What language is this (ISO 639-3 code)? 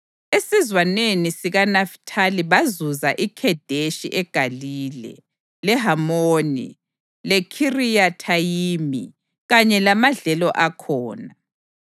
nde